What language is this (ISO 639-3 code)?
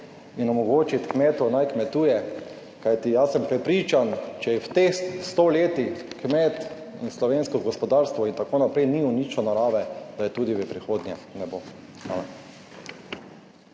slv